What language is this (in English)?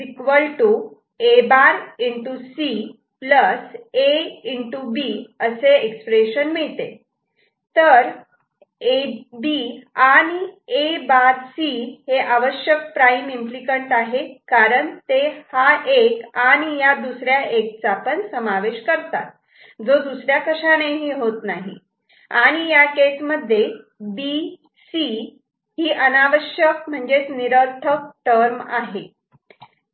Marathi